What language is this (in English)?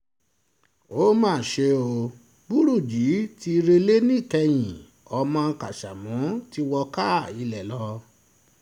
Yoruba